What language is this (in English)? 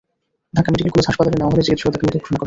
Bangla